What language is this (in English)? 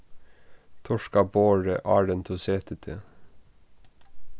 Faroese